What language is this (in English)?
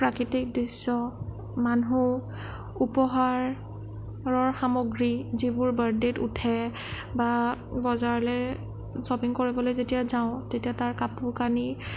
Assamese